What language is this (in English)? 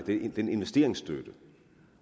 Danish